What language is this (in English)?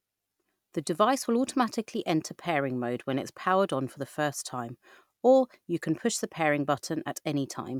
English